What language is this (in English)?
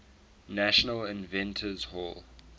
English